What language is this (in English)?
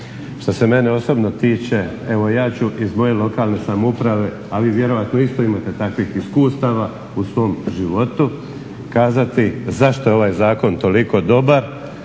Croatian